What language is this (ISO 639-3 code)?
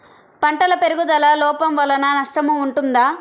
tel